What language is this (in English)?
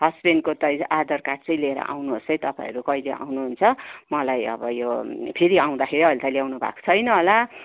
Nepali